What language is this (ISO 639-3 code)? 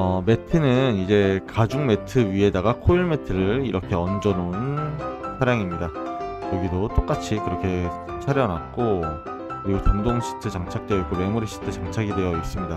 kor